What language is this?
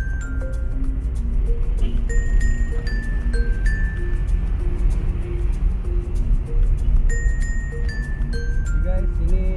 Indonesian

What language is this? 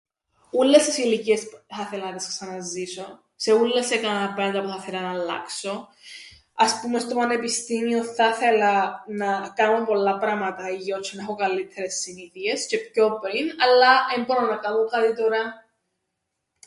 Greek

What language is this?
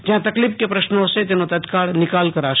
Gujarati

